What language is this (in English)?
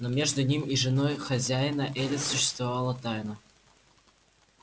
Russian